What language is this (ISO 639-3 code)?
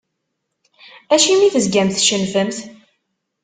kab